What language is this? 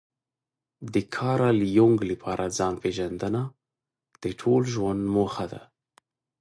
Pashto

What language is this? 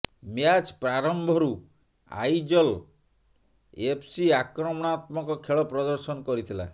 Odia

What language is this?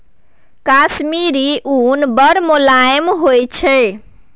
Maithili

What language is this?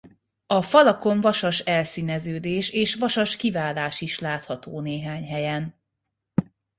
Hungarian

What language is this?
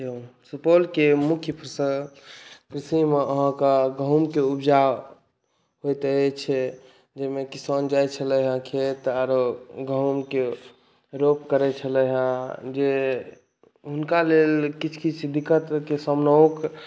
Maithili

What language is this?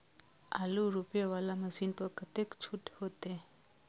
Maithili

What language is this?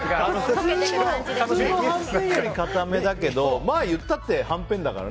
Japanese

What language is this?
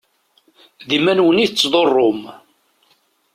Kabyle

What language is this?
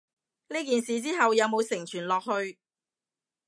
Cantonese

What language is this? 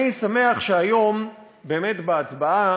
Hebrew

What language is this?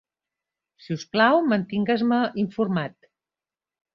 Catalan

